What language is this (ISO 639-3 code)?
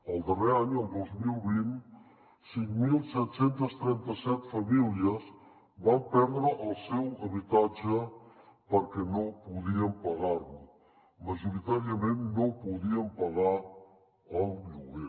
cat